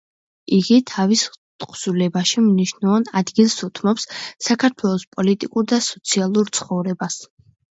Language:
Georgian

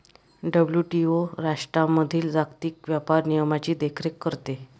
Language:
Marathi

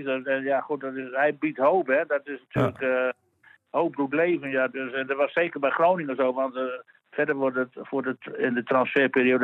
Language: Dutch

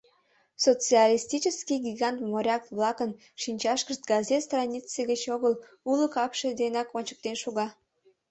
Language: Mari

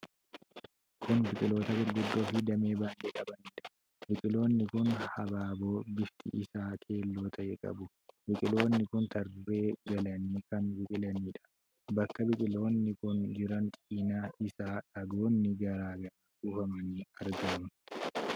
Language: Oromo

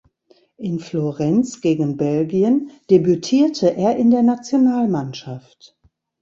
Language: German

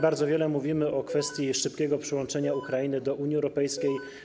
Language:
Polish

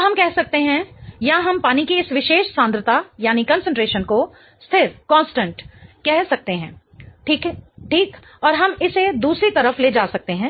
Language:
Hindi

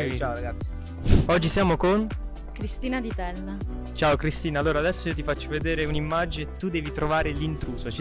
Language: Italian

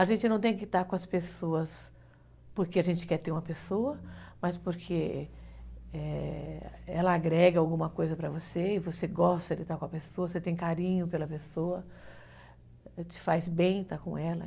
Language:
Portuguese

